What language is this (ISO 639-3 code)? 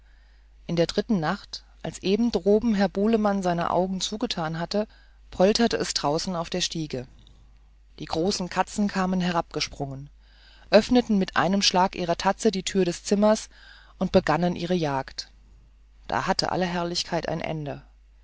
deu